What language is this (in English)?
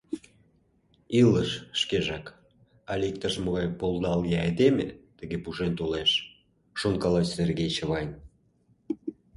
Mari